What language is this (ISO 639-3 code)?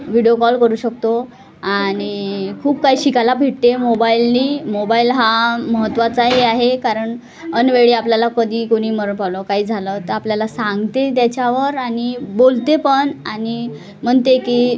mar